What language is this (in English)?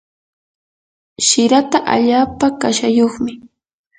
Yanahuanca Pasco Quechua